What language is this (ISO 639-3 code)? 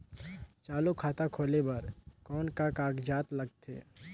hne